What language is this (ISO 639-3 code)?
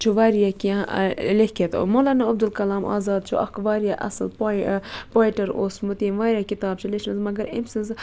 kas